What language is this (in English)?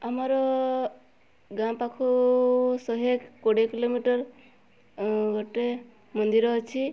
Odia